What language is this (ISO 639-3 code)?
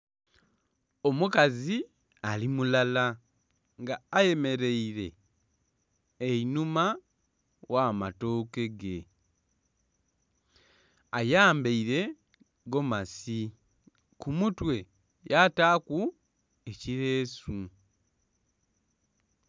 xog